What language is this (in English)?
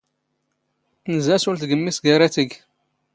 Standard Moroccan Tamazight